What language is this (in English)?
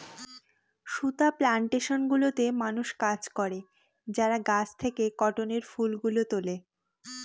Bangla